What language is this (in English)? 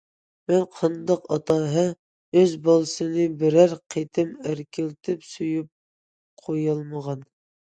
Uyghur